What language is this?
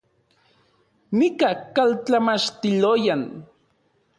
Central Puebla Nahuatl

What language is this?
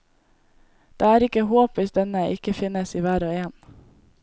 Norwegian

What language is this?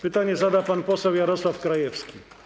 Polish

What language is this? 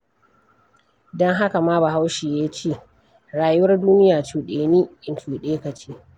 Hausa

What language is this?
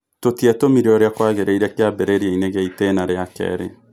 Kikuyu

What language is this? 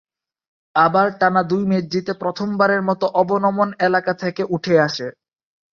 Bangla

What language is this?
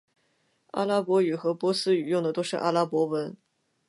Chinese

